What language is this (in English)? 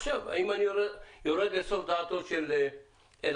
Hebrew